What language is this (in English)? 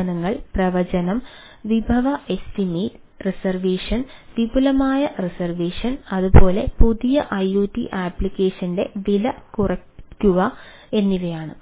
Malayalam